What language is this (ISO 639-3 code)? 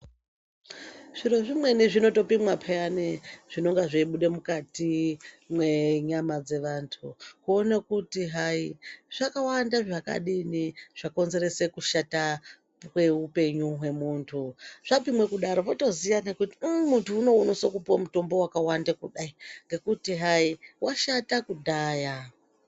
ndc